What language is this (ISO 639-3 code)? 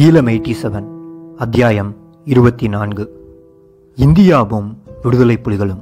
tam